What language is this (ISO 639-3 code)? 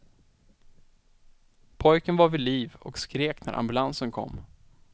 swe